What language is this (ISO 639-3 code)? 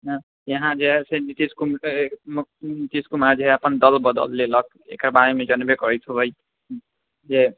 mai